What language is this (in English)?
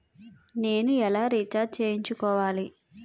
Telugu